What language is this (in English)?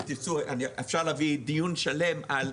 Hebrew